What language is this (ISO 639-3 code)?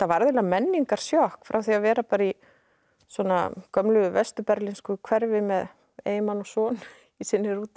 isl